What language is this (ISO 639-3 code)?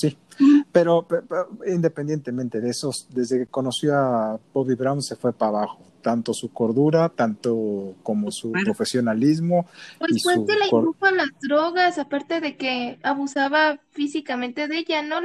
spa